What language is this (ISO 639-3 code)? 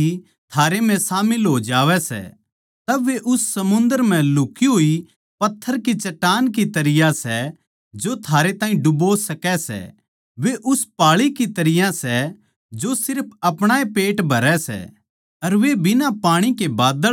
bgc